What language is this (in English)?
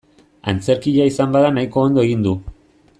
Basque